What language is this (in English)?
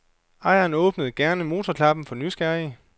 Danish